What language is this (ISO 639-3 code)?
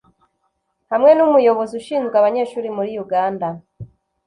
kin